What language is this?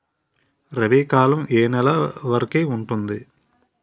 Telugu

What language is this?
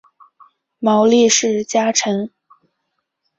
Chinese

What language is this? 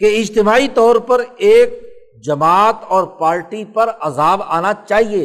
Urdu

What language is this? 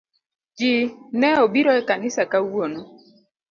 Luo (Kenya and Tanzania)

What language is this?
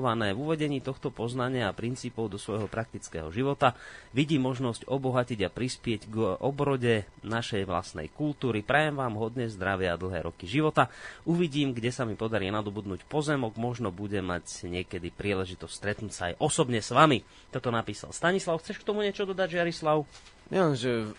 Slovak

